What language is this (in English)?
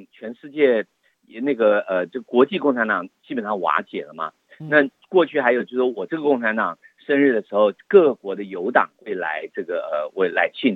Chinese